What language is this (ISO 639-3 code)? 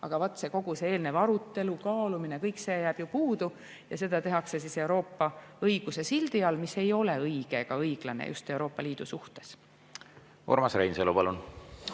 est